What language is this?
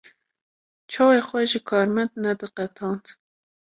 Kurdish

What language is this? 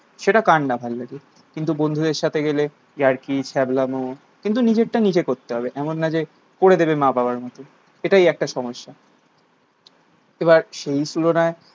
Bangla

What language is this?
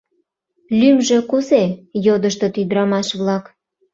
Mari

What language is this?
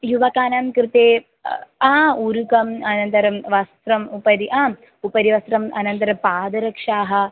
Sanskrit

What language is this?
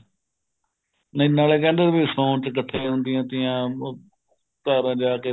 Punjabi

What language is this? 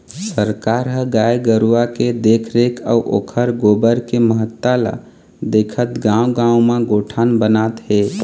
Chhattisgarhi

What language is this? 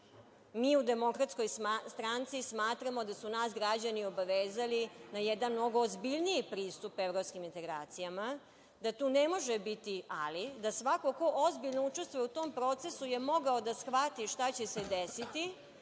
Serbian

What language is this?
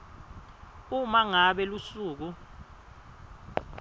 Swati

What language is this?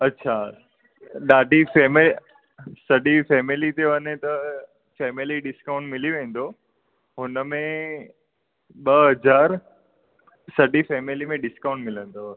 Sindhi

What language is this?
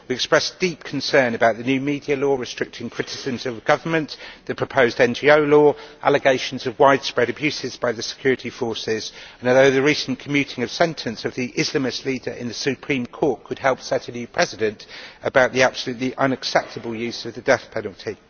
English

